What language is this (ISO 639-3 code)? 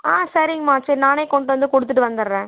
tam